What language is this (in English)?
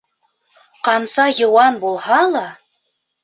Bashkir